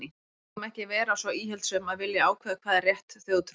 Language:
Icelandic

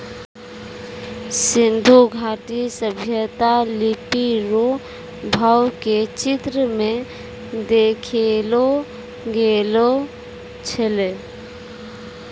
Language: Maithili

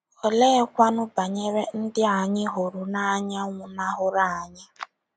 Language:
Igbo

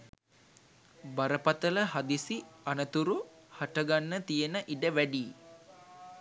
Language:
Sinhala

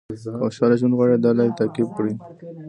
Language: Pashto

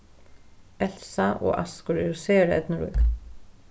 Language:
Faroese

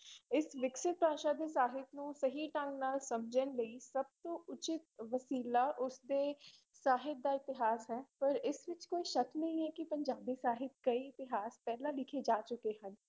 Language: Punjabi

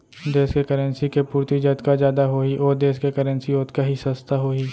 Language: Chhattisgarhi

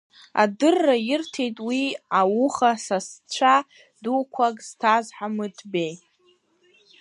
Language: Abkhazian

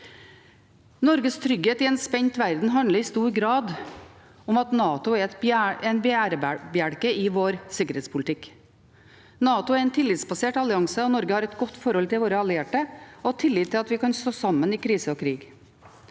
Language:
Norwegian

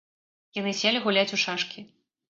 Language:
Belarusian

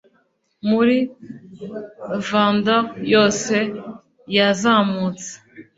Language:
Kinyarwanda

